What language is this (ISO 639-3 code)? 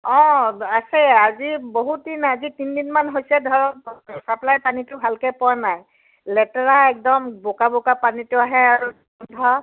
asm